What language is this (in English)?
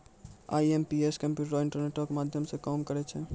Maithili